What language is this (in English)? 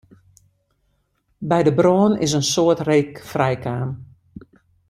Western Frisian